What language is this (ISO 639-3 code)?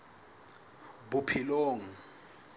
sot